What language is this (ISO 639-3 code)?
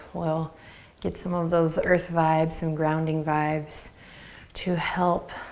eng